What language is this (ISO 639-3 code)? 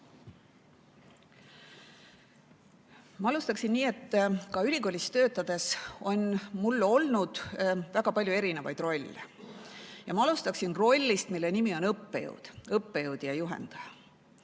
est